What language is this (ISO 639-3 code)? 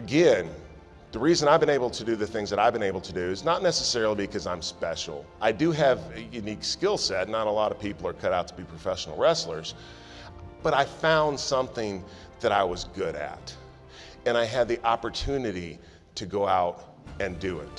eng